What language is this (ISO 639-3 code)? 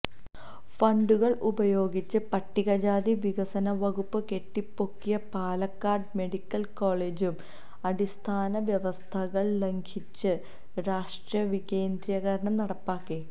mal